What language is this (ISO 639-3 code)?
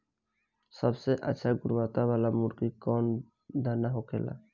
bho